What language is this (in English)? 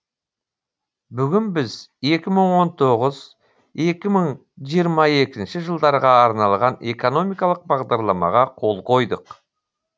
Kazakh